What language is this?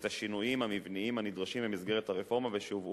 Hebrew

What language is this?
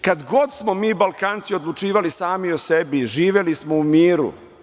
Serbian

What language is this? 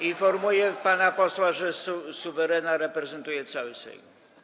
Polish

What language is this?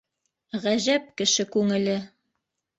Bashkir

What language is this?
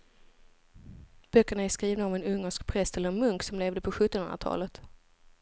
Swedish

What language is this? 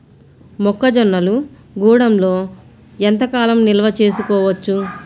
Telugu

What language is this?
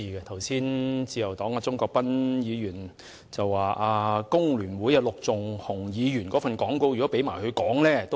Cantonese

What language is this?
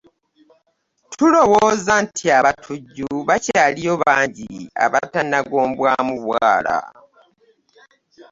Ganda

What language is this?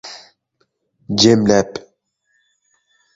Turkmen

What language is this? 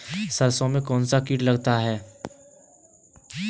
Hindi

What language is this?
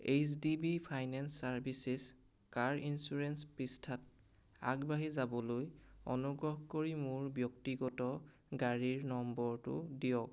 Assamese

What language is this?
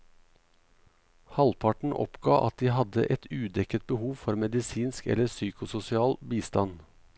Norwegian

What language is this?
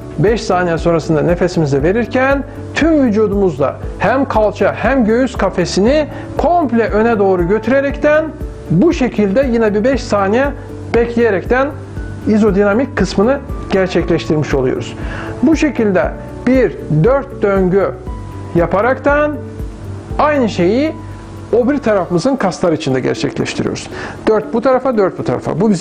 Turkish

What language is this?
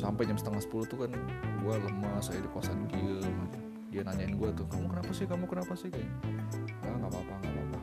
Indonesian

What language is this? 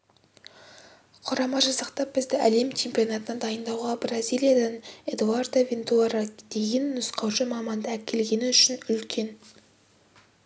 Kazakh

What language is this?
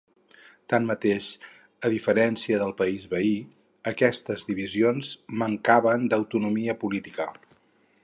Catalan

